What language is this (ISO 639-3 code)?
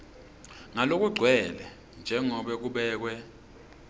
ssw